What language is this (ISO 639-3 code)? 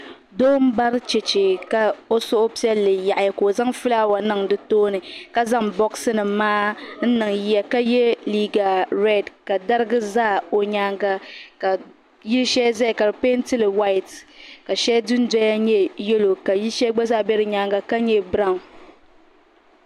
dag